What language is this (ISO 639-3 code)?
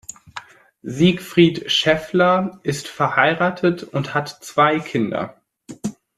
deu